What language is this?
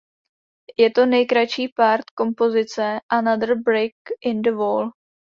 Czech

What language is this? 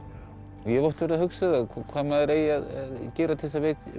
Icelandic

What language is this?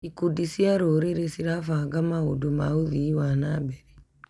Kikuyu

